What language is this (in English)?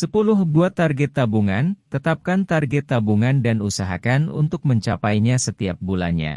Indonesian